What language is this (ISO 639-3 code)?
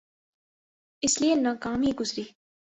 urd